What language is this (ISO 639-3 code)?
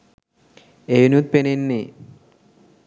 sin